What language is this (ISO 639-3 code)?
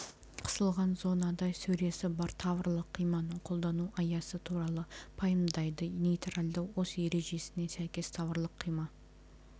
kaz